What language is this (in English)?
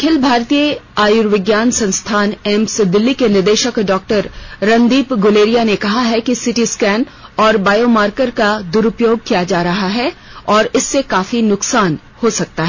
Hindi